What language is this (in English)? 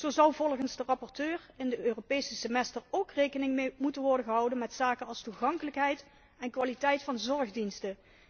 Dutch